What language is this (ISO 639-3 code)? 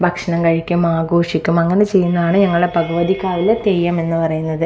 mal